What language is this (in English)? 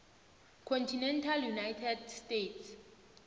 South Ndebele